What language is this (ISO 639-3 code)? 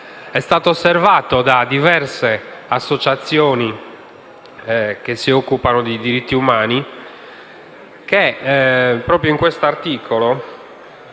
ita